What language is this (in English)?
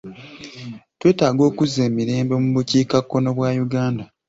Ganda